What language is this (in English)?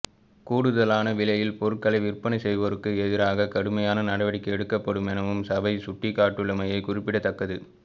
Tamil